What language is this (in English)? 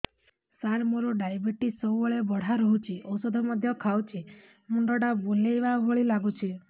Odia